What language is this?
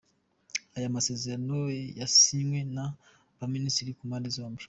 Kinyarwanda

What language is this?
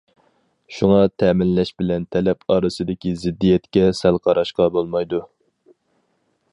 Uyghur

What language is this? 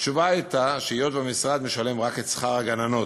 Hebrew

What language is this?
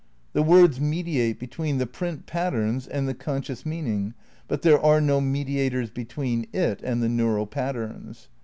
English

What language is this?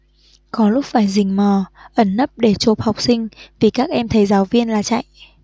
Vietnamese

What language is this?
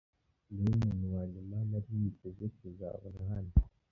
Kinyarwanda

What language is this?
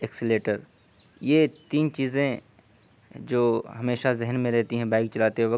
Urdu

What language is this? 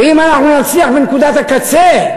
Hebrew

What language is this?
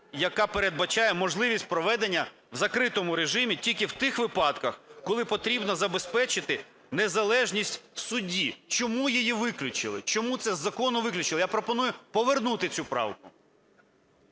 Ukrainian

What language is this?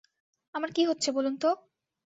Bangla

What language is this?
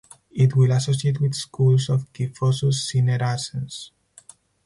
English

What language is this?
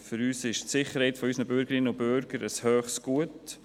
Swiss German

